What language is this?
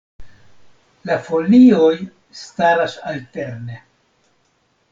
Esperanto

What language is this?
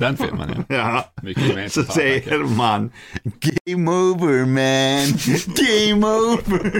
Swedish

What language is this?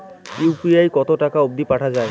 Bangla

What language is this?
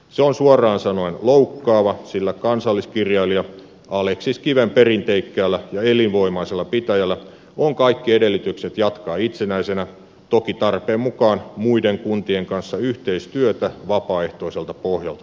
Finnish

